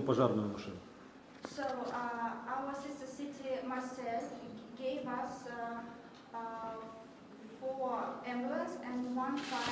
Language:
Russian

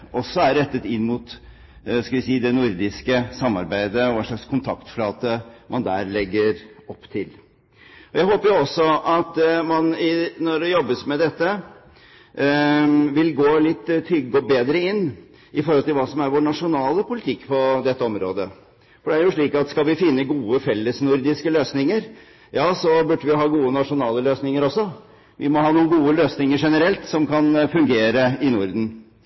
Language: Norwegian Bokmål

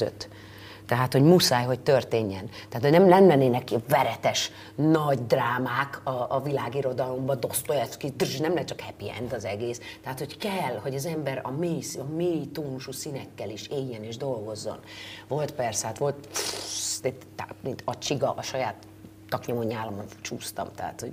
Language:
Hungarian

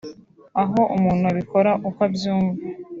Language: Kinyarwanda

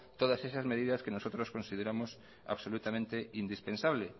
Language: Spanish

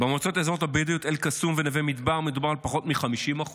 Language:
Hebrew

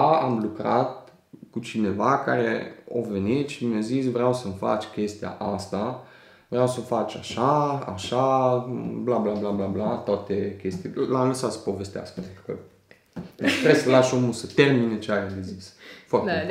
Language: Romanian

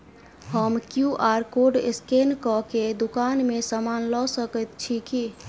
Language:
Maithili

